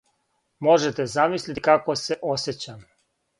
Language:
Serbian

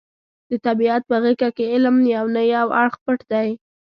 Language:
Pashto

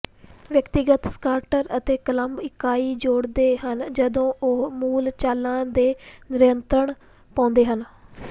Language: Punjabi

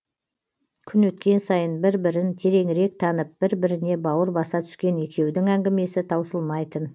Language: Kazakh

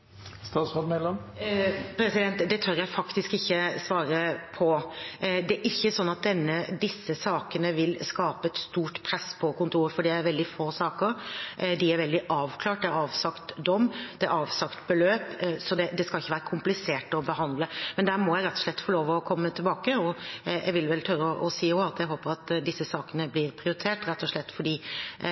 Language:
Norwegian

